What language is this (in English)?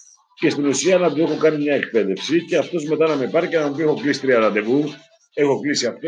Greek